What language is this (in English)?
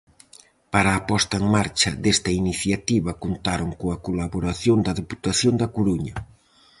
Galician